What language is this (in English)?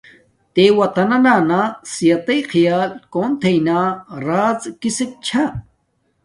Domaaki